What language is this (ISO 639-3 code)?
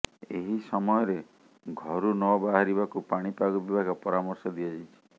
ori